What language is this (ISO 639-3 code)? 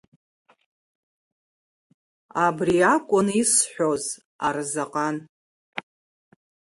abk